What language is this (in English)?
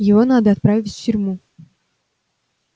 Russian